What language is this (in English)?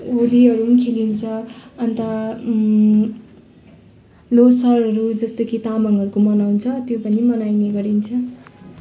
Nepali